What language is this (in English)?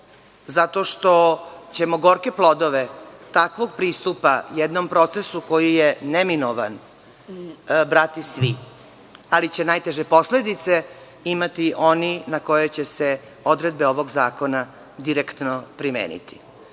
Serbian